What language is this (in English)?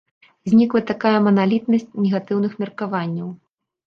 Belarusian